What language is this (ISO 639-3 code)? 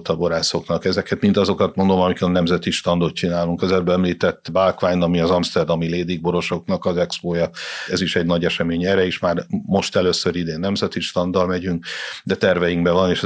hun